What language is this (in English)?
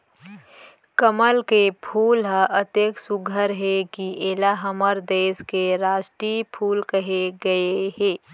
Chhattisgarhi